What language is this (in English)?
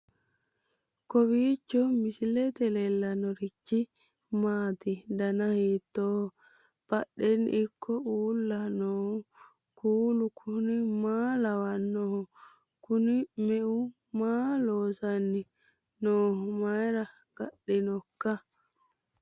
Sidamo